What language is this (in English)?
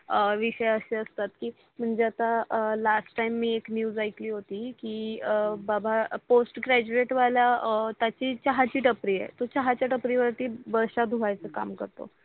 Marathi